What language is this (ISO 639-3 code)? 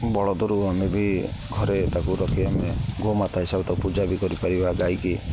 ori